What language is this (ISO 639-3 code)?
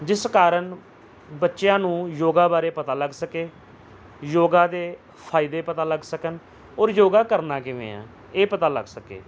pan